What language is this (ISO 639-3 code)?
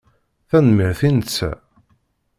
kab